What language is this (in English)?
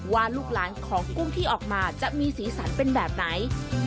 Thai